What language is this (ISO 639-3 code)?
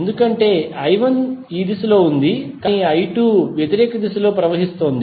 tel